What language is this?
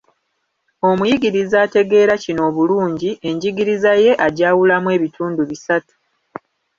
Ganda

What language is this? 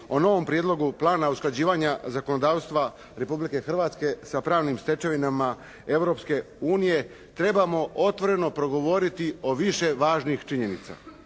Croatian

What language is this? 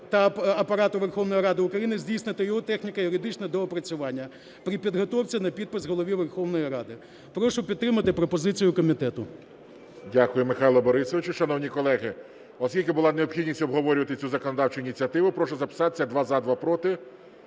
Ukrainian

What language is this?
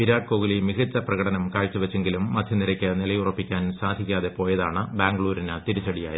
Malayalam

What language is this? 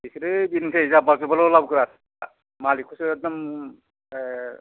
Bodo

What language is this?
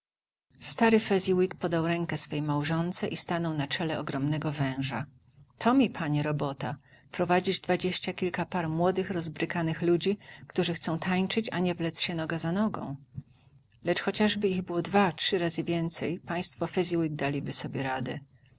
Polish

